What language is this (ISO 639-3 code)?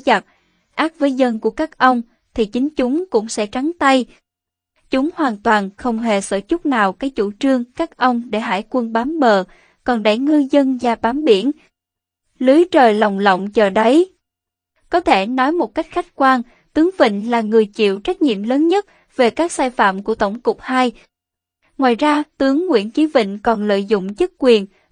vie